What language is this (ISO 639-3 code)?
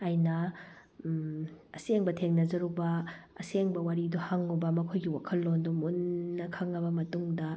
mni